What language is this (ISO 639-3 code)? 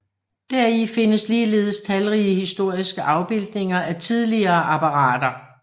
dan